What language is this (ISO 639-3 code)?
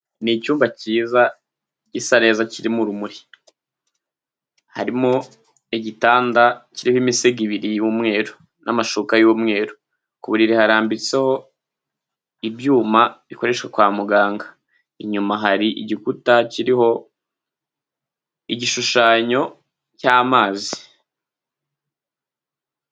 kin